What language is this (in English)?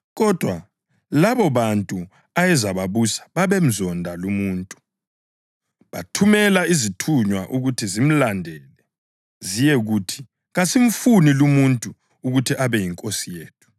North Ndebele